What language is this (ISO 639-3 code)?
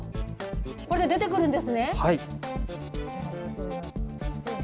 jpn